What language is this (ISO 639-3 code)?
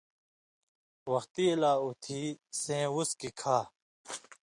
mvy